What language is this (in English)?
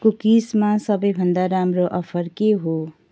Nepali